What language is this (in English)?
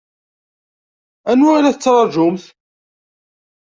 Kabyle